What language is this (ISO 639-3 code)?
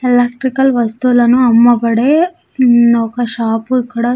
tel